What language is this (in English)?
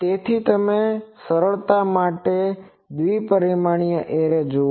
Gujarati